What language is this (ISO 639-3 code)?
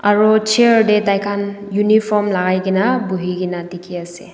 nag